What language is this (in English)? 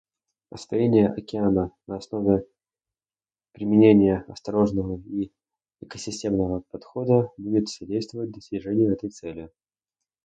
Russian